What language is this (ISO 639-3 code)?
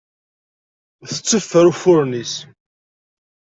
kab